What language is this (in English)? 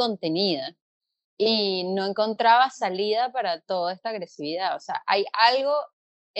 Spanish